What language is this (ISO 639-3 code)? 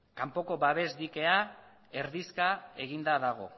eus